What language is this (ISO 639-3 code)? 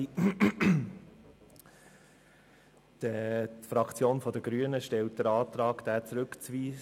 gsw